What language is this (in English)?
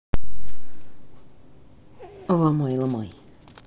Russian